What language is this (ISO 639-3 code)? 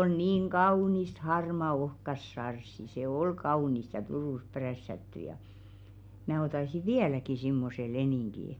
fin